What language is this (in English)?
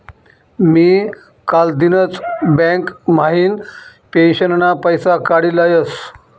Marathi